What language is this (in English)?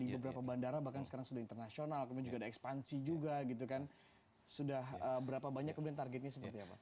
Indonesian